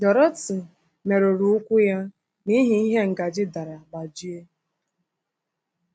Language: Igbo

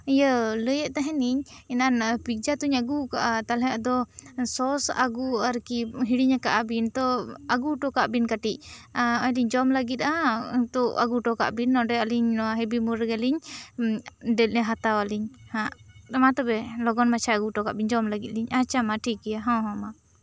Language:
Santali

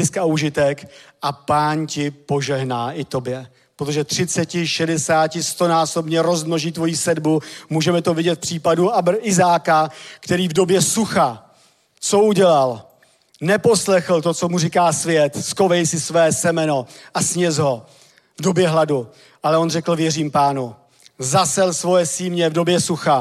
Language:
Czech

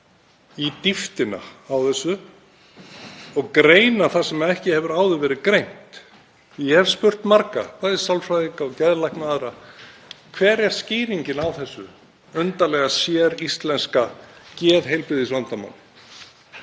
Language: Icelandic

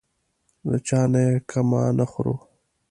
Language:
Pashto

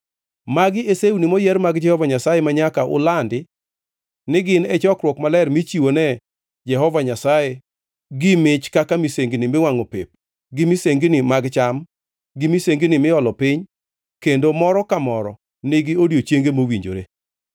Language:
Luo (Kenya and Tanzania)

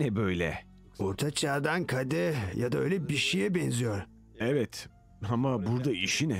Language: Turkish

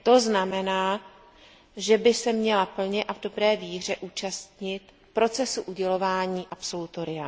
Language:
Czech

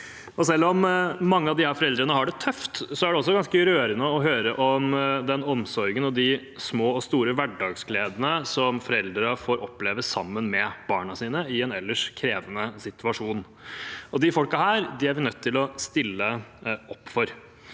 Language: Norwegian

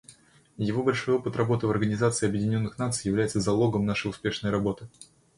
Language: Russian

